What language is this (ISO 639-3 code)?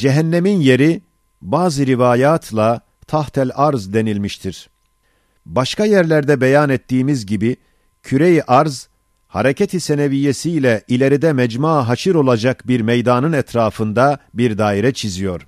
tur